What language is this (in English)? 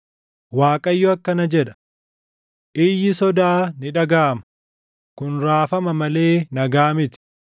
Oromo